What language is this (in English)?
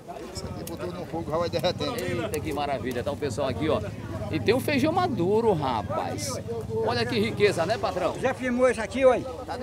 Portuguese